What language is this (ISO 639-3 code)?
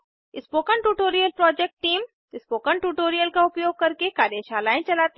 hin